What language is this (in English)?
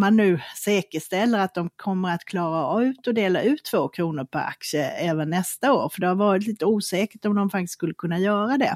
Swedish